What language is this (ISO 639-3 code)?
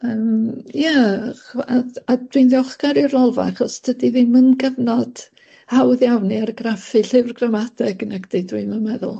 cym